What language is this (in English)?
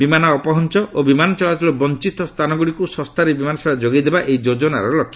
Odia